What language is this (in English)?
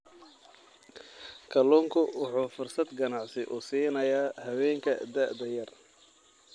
Somali